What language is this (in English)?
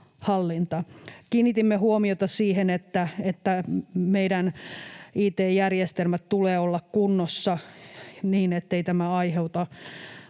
Finnish